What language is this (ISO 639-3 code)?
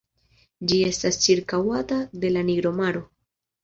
epo